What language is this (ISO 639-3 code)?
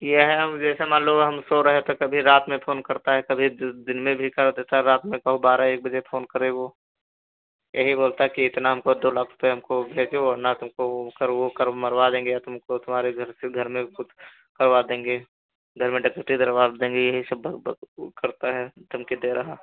hin